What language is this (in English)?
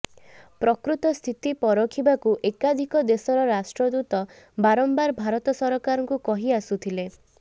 Odia